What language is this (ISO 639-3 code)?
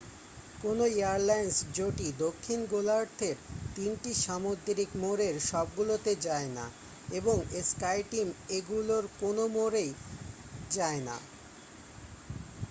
ben